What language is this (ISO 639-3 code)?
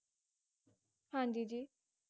pan